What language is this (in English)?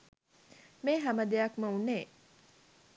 Sinhala